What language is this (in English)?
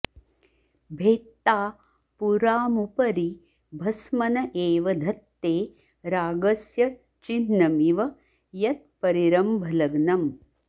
Sanskrit